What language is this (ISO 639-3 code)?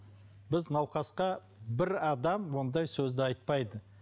kaz